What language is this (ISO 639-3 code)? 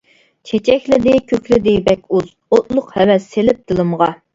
uig